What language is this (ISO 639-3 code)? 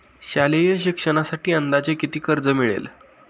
mar